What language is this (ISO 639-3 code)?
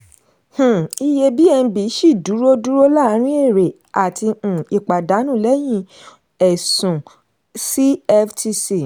yor